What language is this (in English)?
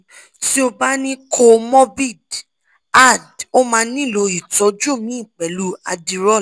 Yoruba